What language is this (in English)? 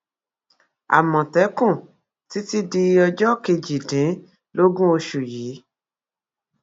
Yoruba